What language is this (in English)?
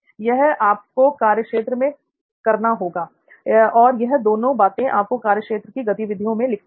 Hindi